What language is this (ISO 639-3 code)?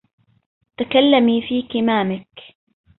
ara